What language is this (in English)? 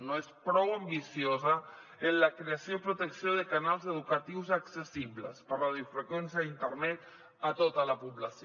Catalan